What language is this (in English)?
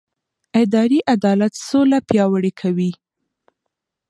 Pashto